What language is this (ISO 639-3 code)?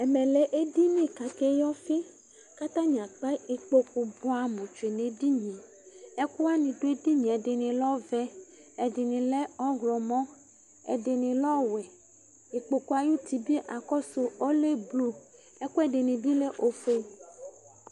kpo